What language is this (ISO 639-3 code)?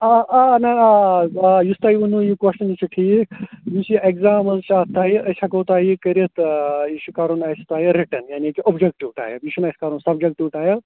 kas